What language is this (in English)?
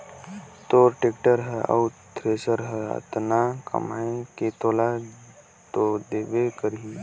Chhattisgarhi